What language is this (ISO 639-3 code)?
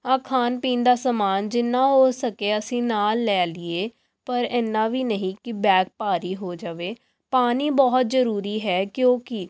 pan